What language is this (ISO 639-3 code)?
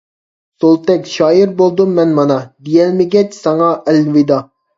uig